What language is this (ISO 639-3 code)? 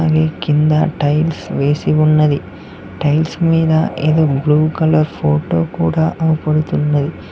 tel